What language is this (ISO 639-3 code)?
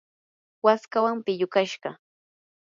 qur